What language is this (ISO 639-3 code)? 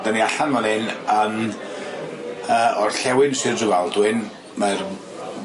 cym